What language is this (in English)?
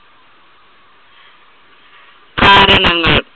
Malayalam